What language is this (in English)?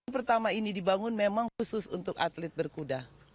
Indonesian